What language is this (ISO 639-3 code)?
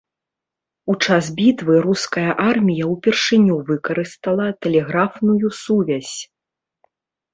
bel